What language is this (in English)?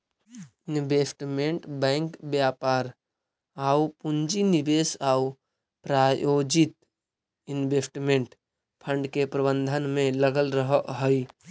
Magahi